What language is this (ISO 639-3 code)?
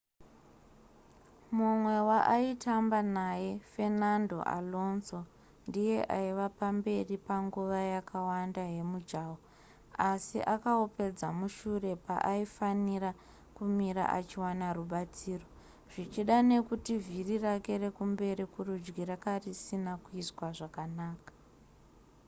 sna